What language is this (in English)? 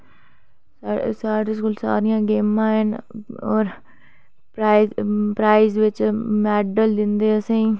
Dogri